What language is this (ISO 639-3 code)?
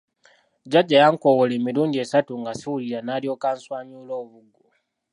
lug